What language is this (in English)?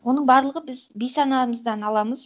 Kazakh